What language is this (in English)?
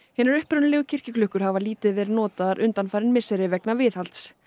Icelandic